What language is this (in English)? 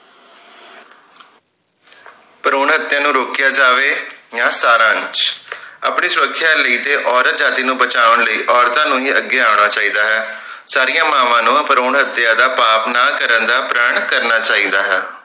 Punjabi